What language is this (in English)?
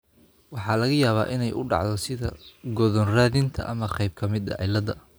Somali